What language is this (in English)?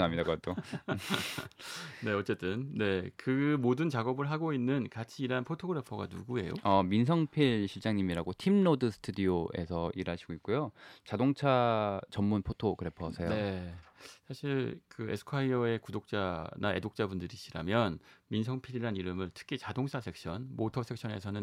Korean